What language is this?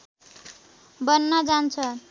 Nepali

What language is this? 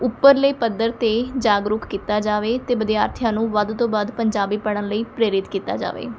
Punjabi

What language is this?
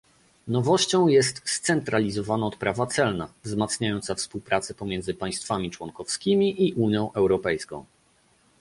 Polish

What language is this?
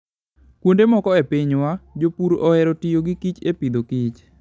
Luo (Kenya and Tanzania)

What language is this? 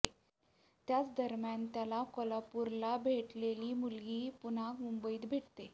Marathi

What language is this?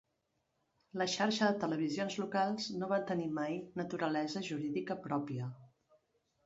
Catalan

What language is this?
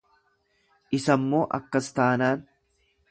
Oromo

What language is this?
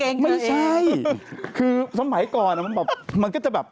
Thai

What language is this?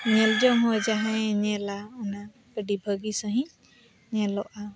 Santali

